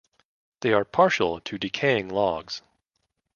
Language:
English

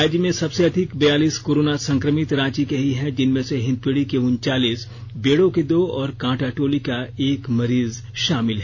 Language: Hindi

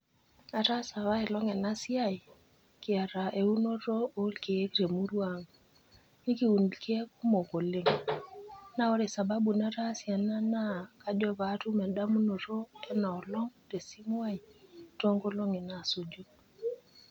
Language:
Masai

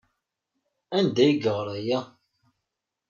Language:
Kabyle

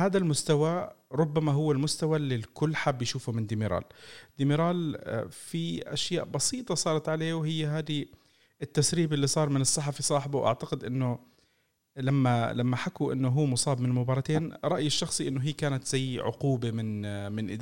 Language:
Arabic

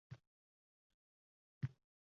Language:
Uzbek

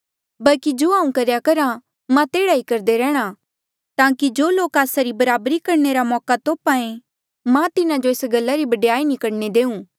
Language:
Mandeali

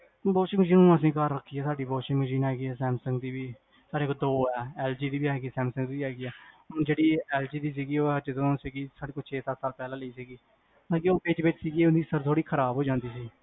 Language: Punjabi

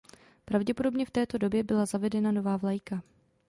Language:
Czech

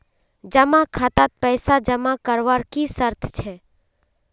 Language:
Magahi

